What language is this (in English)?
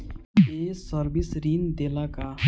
Bhojpuri